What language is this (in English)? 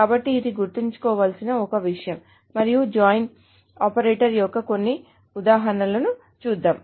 Telugu